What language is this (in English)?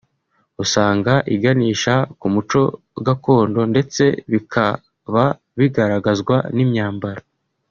Kinyarwanda